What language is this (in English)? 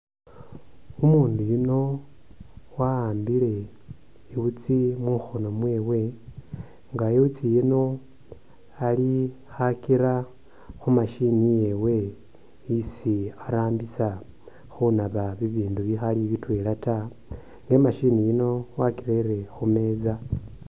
Masaaba